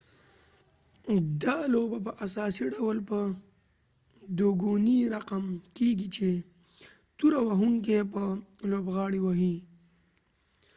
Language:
Pashto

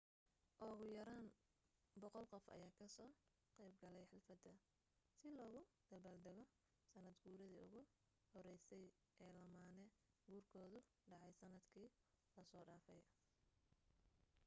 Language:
Somali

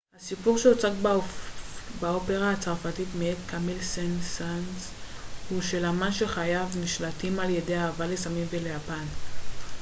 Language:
Hebrew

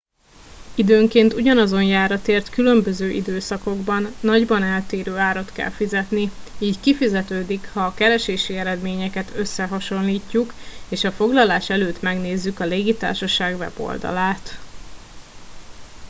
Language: Hungarian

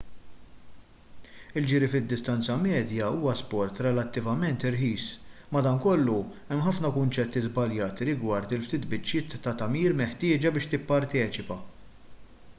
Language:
Maltese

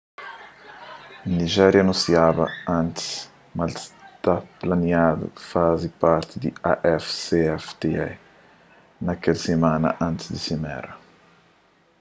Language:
Kabuverdianu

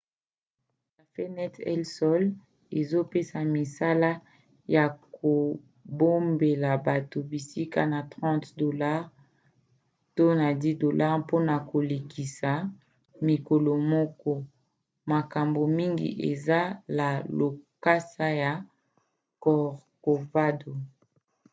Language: Lingala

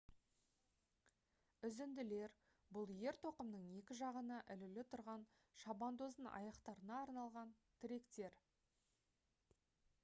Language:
Kazakh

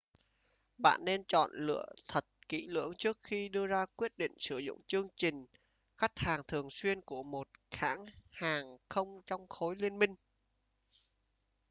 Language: Vietnamese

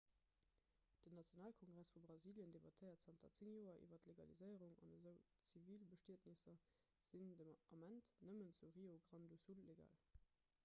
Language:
Luxembourgish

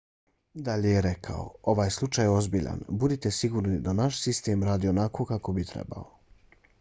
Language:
Bosnian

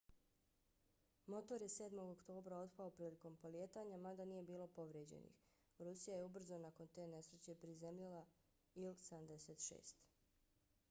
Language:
Bosnian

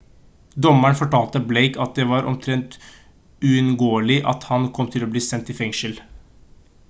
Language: Norwegian Bokmål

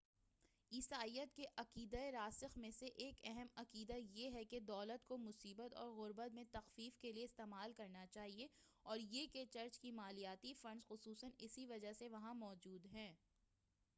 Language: Urdu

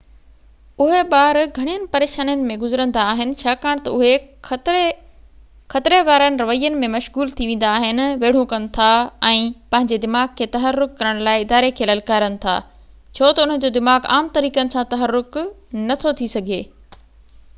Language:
Sindhi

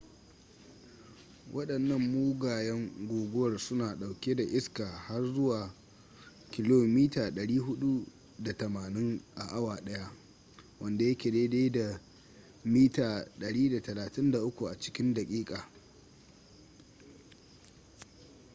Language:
Hausa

